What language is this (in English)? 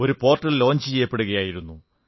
Malayalam